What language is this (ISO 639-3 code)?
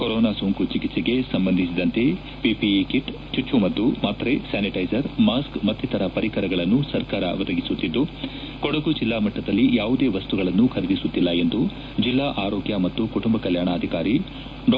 kan